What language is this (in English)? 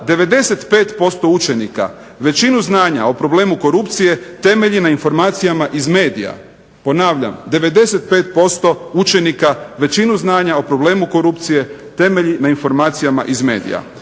Croatian